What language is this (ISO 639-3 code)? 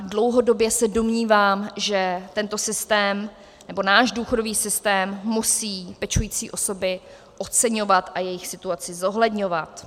ces